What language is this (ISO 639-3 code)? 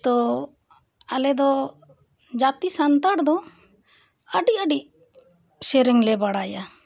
sat